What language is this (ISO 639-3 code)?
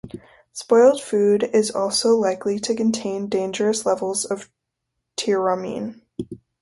eng